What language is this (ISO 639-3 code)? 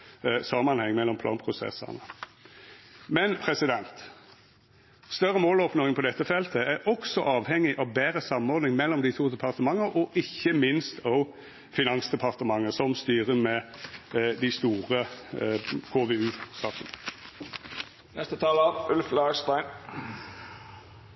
nno